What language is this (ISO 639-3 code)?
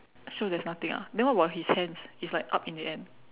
eng